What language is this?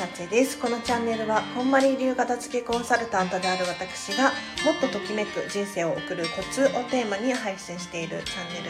Japanese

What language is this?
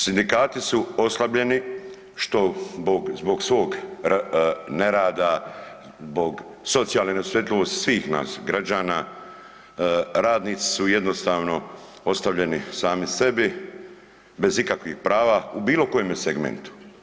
Croatian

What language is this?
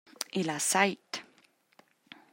Romansh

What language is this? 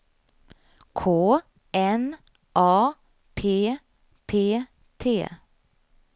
Swedish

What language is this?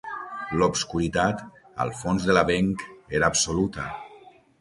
Catalan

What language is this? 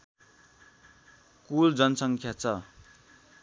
Nepali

